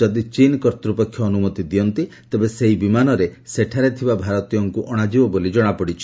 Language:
Odia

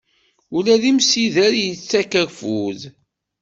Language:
Kabyle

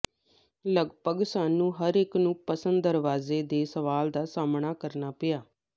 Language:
Punjabi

